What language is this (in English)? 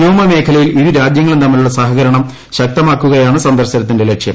Malayalam